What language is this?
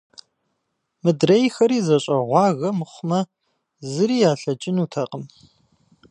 Kabardian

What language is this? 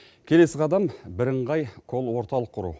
Kazakh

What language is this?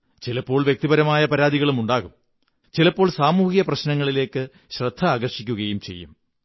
Malayalam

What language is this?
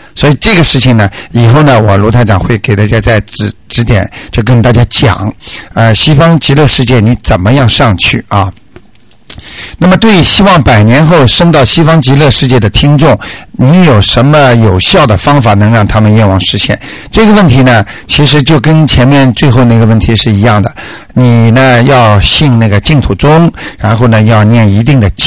Chinese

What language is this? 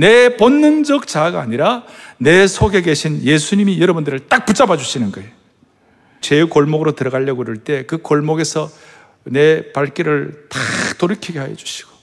Korean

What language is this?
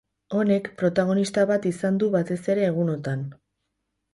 Basque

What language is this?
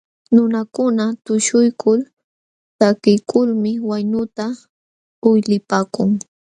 Jauja Wanca Quechua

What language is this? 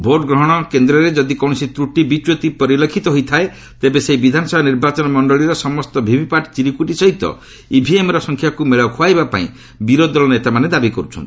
Odia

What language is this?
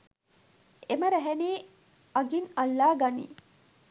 Sinhala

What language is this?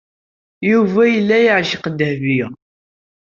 Kabyle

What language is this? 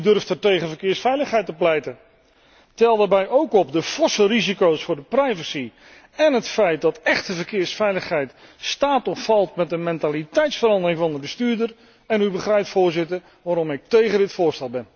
Dutch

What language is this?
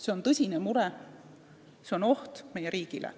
Estonian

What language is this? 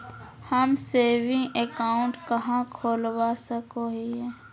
Magahi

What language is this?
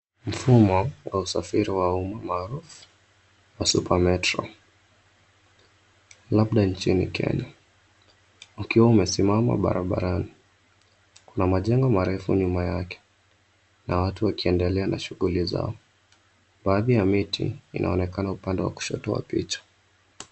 Swahili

